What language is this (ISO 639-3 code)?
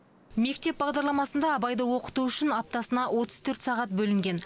kaz